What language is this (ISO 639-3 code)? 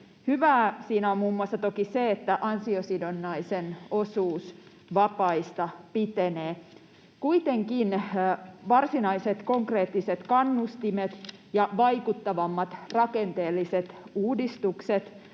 fin